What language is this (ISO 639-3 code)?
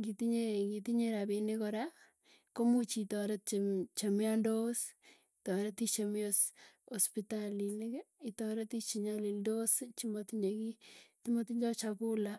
tuy